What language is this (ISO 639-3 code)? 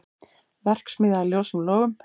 isl